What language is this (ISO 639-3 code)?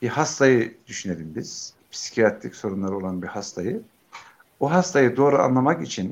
tur